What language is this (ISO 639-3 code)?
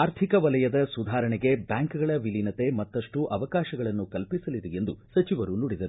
kan